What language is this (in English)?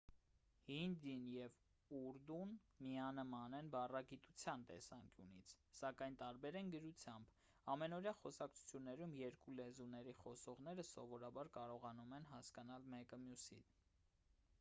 Armenian